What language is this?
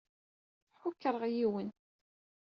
Kabyle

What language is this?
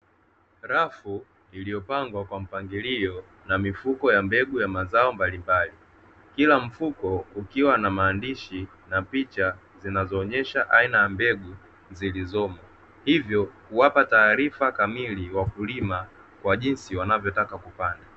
Swahili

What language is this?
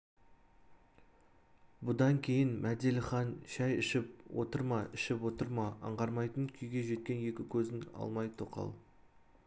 Kazakh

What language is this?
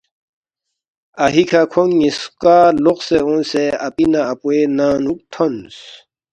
Balti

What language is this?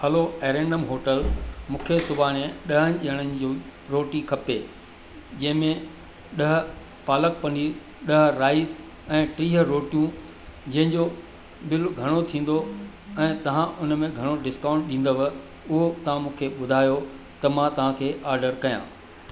Sindhi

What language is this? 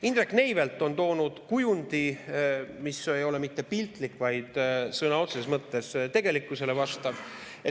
Estonian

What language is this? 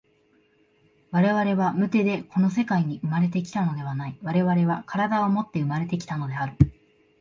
Japanese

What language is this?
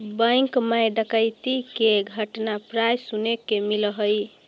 Magahi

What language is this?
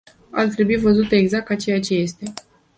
Romanian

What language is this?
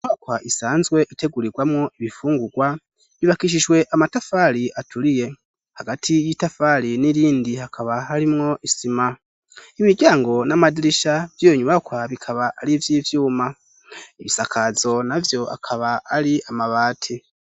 Rundi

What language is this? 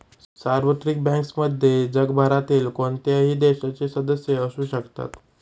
Marathi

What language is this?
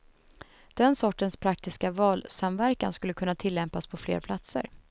Swedish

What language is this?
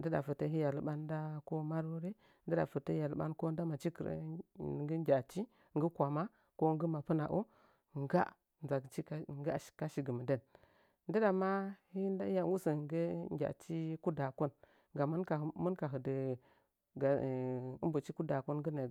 Nzanyi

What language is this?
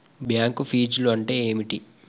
Telugu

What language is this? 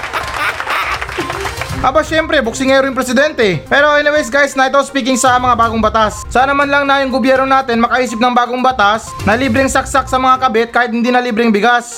Filipino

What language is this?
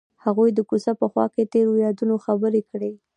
Pashto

